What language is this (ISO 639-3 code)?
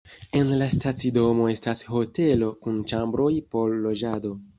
epo